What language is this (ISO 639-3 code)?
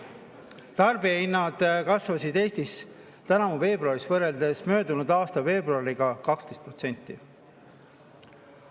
est